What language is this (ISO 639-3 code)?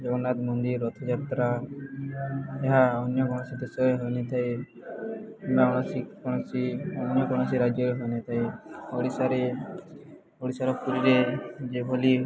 ori